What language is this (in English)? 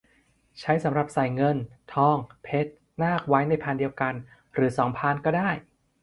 Thai